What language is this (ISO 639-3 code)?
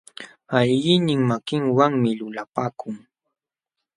qxw